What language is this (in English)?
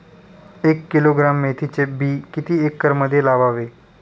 Marathi